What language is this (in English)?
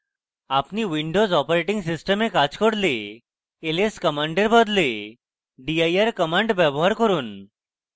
Bangla